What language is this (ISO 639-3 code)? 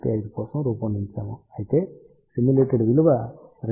tel